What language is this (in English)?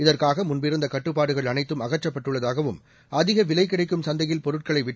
Tamil